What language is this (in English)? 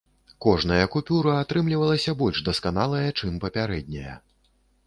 Belarusian